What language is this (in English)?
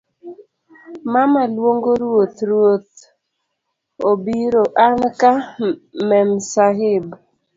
Luo (Kenya and Tanzania)